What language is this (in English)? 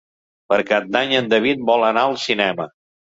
Catalan